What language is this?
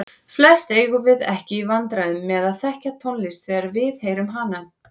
Icelandic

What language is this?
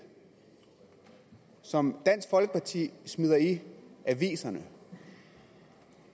Danish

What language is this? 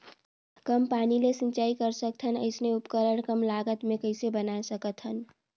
Chhattisgarhi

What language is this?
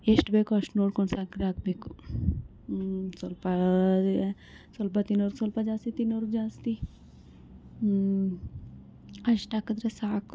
Kannada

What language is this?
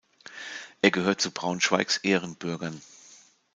German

